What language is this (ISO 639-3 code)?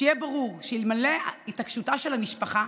heb